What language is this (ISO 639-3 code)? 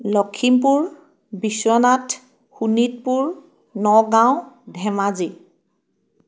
asm